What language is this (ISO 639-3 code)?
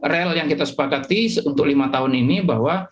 ind